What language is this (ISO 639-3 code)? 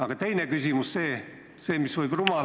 est